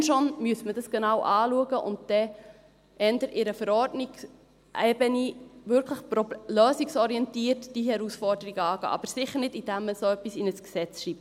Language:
Swiss German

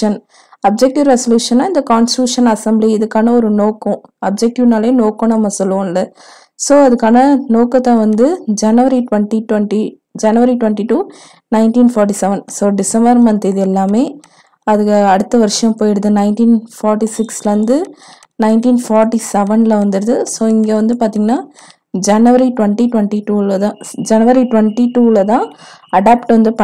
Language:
Tamil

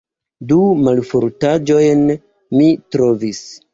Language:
Esperanto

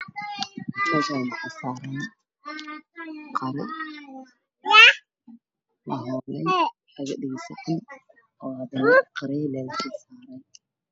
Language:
Somali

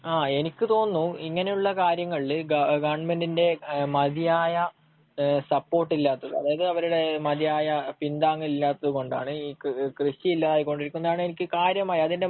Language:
Malayalam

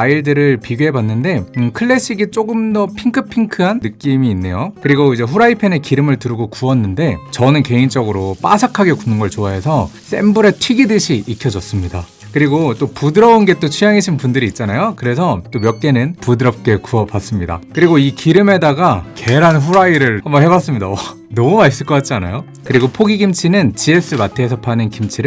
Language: Korean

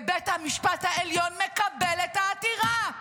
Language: Hebrew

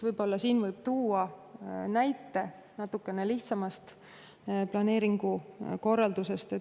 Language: Estonian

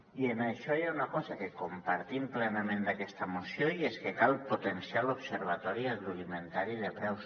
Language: Catalan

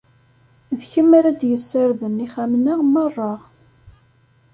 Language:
Kabyle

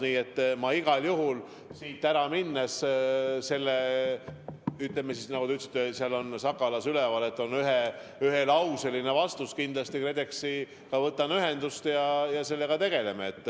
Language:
Estonian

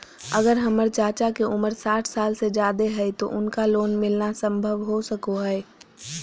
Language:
Magahi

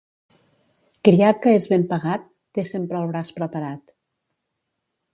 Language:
Catalan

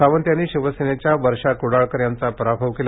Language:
Marathi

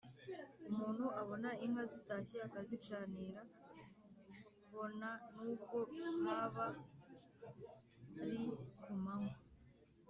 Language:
Kinyarwanda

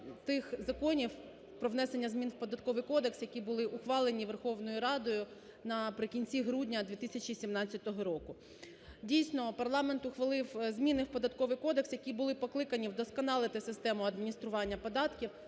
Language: Ukrainian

